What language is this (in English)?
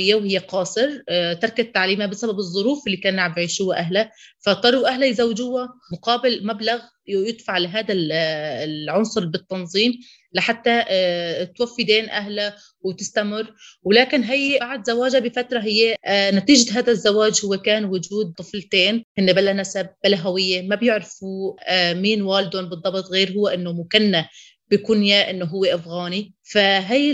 Arabic